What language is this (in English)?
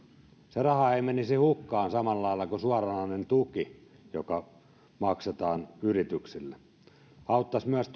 Finnish